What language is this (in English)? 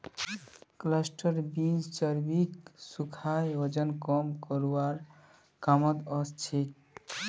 Magahi